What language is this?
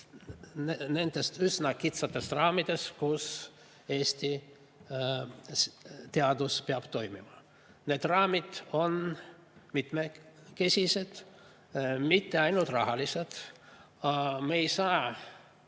Estonian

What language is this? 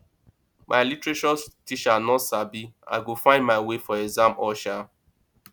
Nigerian Pidgin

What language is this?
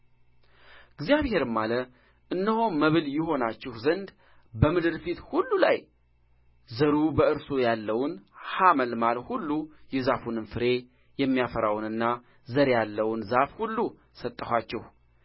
Amharic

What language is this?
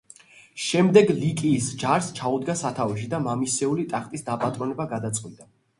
Georgian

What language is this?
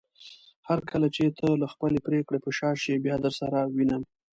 Pashto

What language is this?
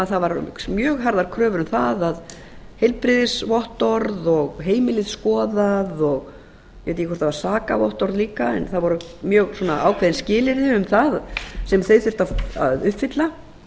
Icelandic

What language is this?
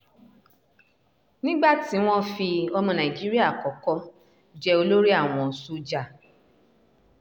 Yoruba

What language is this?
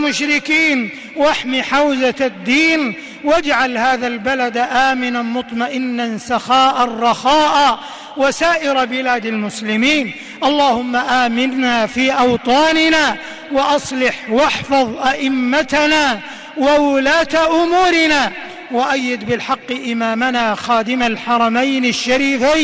Arabic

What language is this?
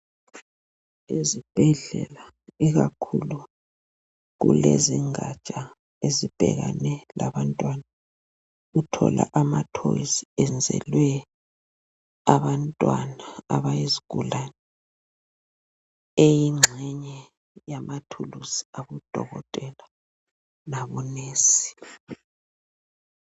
North Ndebele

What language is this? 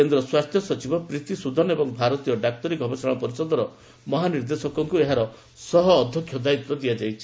Odia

